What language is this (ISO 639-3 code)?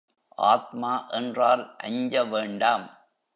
tam